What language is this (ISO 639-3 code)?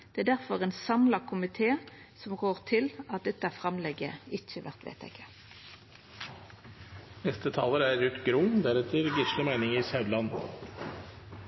nno